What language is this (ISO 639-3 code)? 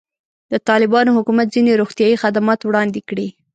pus